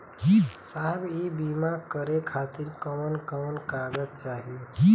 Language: Bhojpuri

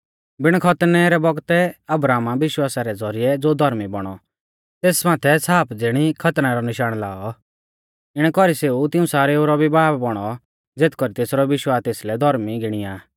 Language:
Mahasu Pahari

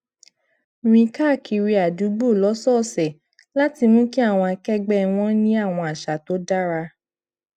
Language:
Yoruba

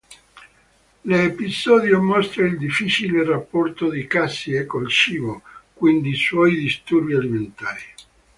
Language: Italian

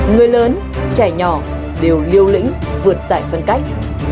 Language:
Vietnamese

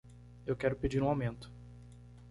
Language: Portuguese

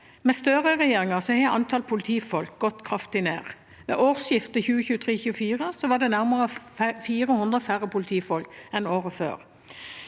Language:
Norwegian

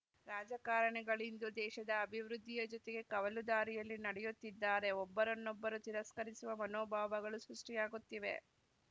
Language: Kannada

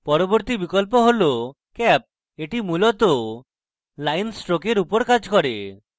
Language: Bangla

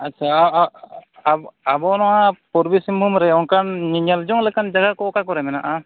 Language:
Santali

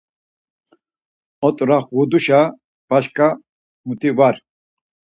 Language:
Laz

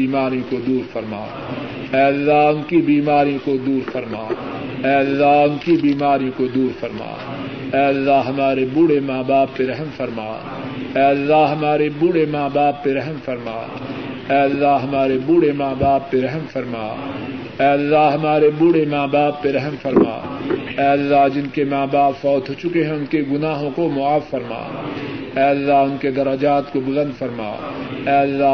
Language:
Urdu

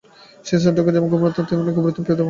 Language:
Bangla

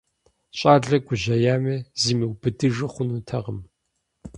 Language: Kabardian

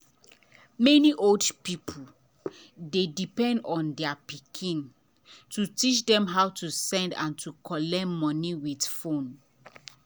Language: Nigerian Pidgin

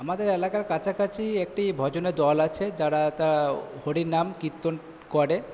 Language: Bangla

